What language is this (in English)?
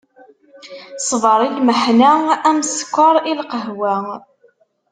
Kabyle